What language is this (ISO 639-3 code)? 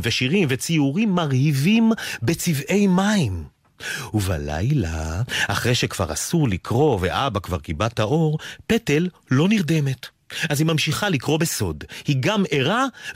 heb